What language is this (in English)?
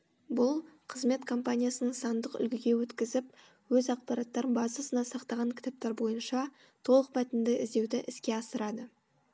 Kazakh